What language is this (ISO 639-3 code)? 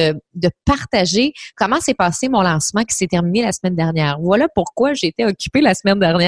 fra